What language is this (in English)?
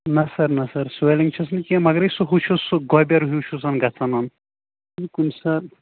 Kashmiri